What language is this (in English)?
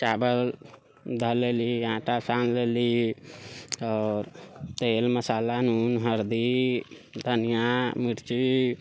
Maithili